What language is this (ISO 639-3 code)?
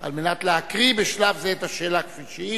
heb